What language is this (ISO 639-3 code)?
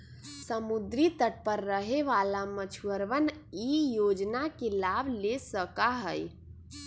mag